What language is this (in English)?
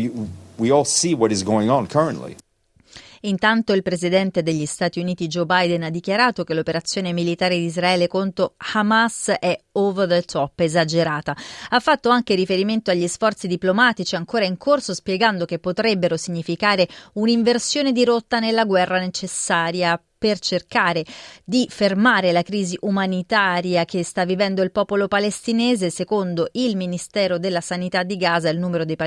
Italian